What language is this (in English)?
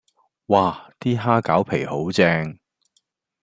Cantonese